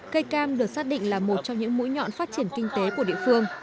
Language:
Vietnamese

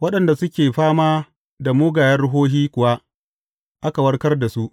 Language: Hausa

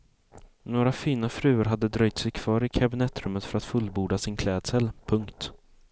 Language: Swedish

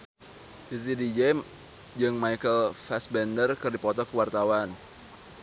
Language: Sundanese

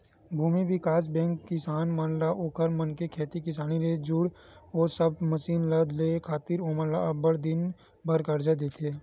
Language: Chhattisgarhi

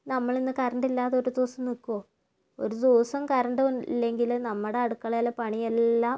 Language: Malayalam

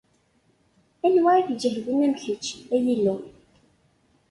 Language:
Kabyle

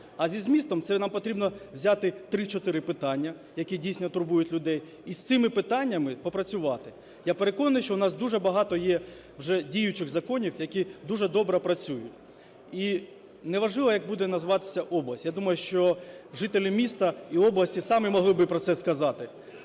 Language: Ukrainian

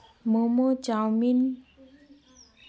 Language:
Santali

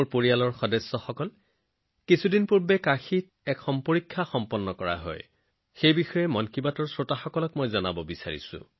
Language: Assamese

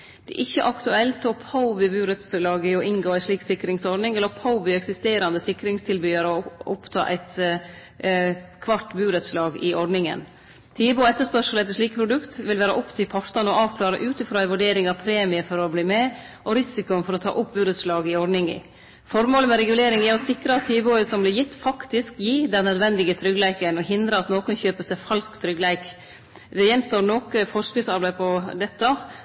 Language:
Norwegian Nynorsk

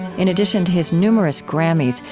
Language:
English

